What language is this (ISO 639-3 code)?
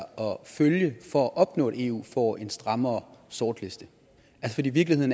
dan